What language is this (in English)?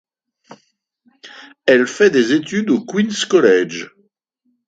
French